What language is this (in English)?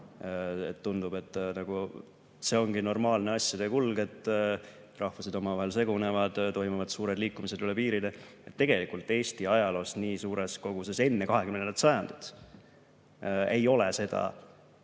Estonian